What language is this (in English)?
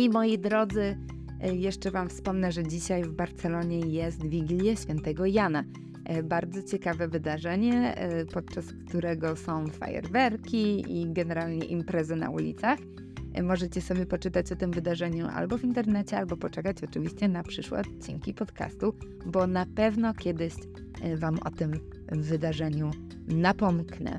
Polish